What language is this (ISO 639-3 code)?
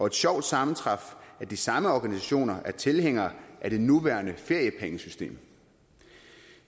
dan